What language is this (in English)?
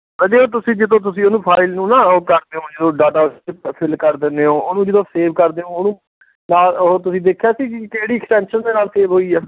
Punjabi